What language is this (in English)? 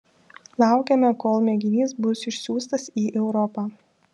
Lithuanian